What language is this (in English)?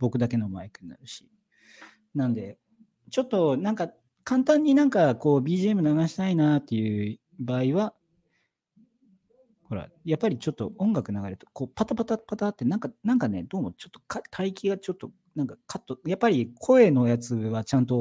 Japanese